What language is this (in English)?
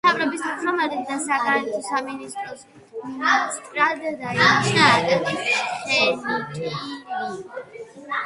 Georgian